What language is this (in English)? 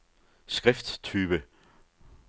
Danish